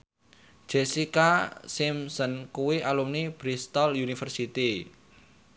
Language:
Javanese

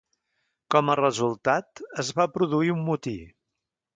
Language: Catalan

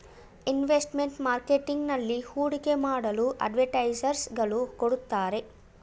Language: Kannada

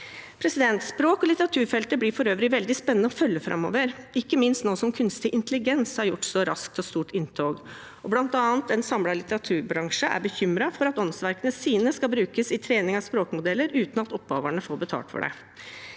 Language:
Norwegian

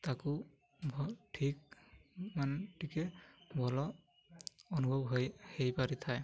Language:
Odia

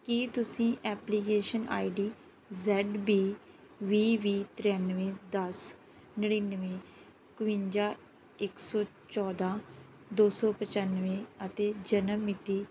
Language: Punjabi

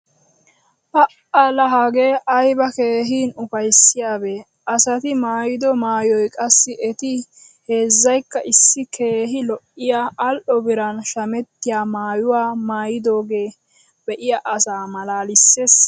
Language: Wolaytta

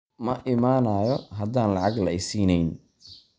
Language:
Somali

